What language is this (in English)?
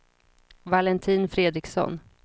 Swedish